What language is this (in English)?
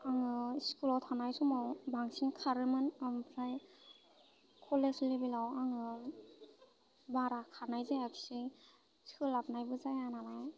Bodo